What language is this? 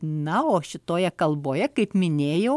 Lithuanian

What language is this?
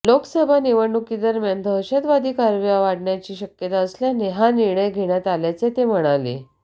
Marathi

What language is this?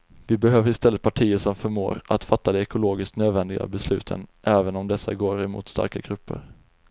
Swedish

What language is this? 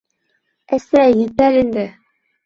Bashkir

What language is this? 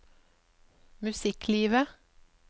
Norwegian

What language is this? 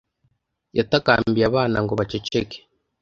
Kinyarwanda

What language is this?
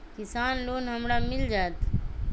Magahi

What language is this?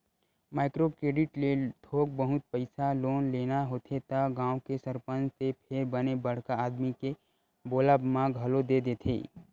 Chhattisgarhi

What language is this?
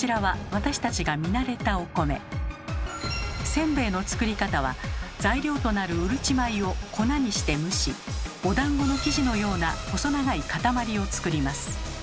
Japanese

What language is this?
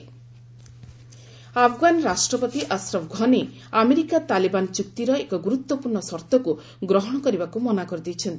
Odia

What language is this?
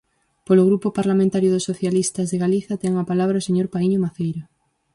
Galician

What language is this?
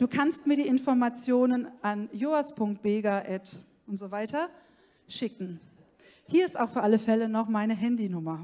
German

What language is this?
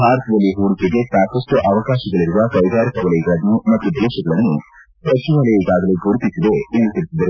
Kannada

